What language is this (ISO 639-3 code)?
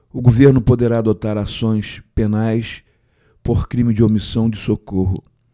por